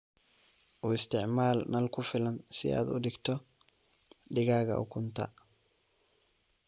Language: Somali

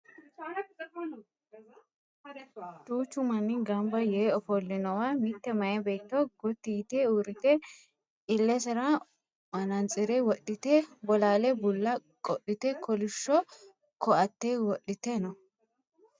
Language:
Sidamo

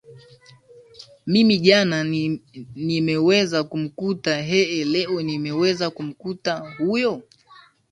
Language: Swahili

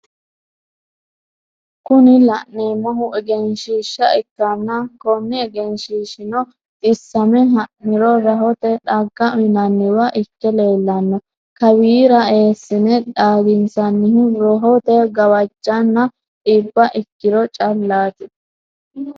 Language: Sidamo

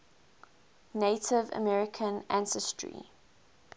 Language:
English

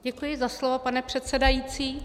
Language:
Czech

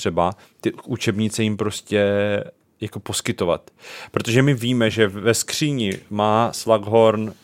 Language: Czech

